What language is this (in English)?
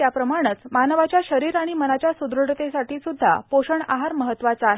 Marathi